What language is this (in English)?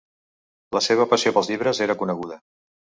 Catalan